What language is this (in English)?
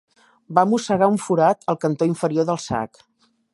Catalan